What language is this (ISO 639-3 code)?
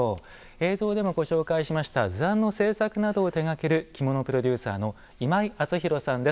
jpn